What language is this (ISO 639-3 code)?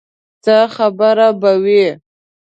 pus